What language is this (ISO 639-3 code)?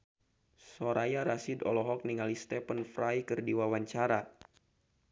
sun